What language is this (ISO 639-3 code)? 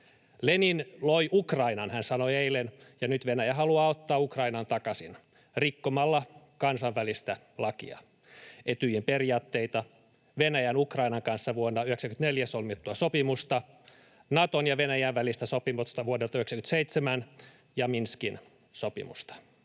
fin